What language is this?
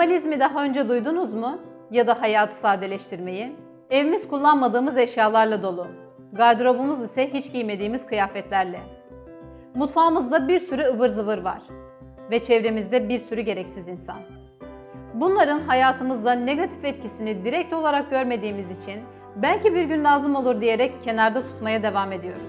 Turkish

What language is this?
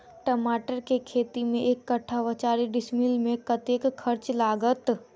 Maithili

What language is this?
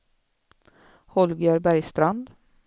Swedish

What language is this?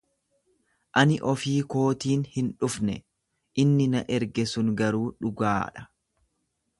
Oromo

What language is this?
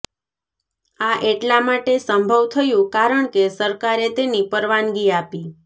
Gujarati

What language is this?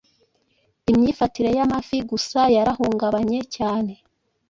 Kinyarwanda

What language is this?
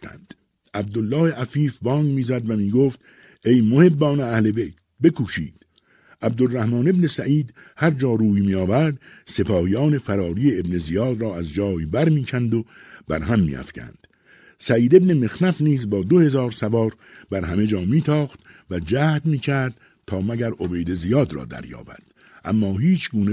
Persian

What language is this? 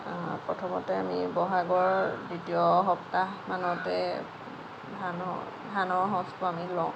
Assamese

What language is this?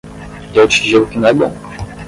Portuguese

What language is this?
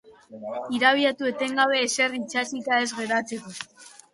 Basque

